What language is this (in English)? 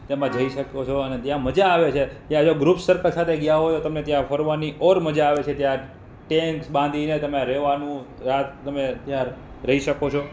Gujarati